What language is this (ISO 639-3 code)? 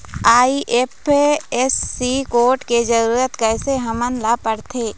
hne